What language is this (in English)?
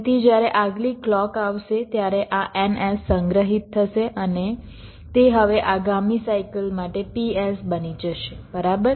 Gujarati